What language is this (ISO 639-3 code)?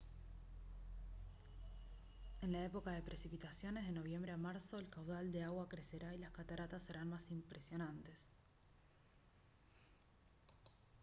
spa